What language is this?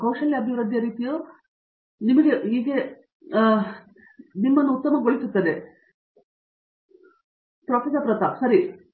Kannada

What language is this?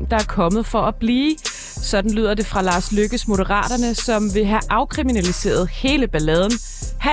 Danish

